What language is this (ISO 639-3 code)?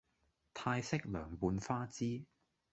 yue